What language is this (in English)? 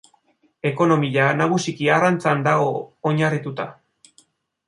Basque